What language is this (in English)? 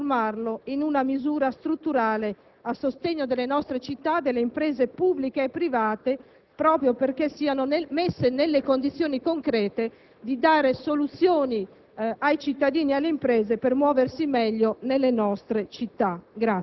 Italian